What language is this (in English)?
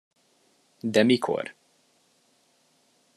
Hungarian